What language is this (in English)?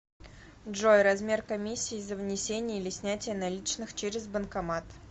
Russian